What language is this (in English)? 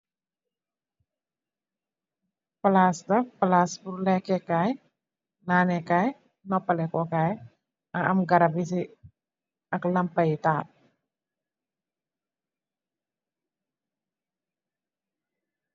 Wolof